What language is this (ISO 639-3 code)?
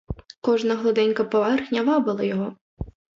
ukr